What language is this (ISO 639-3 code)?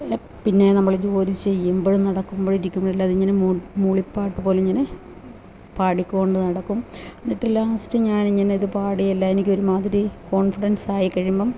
mal